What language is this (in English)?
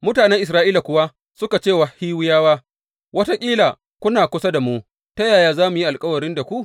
Hausa